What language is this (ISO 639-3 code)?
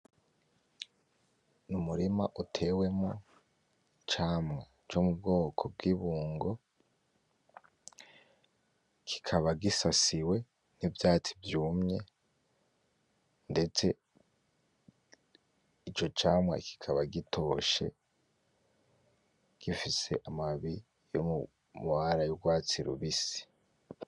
run